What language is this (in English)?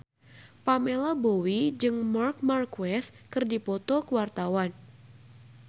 Sundanese